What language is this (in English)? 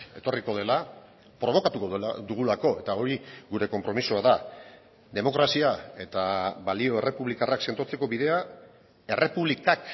Basque